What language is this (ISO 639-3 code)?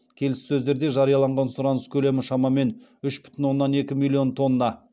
kaz